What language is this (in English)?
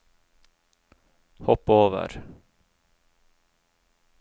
Norwegian